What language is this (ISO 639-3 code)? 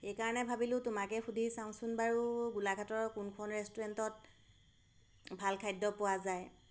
asm